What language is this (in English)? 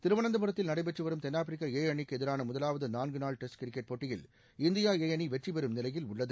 Tamil